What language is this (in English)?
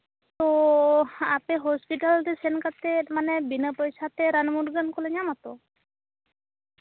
Santali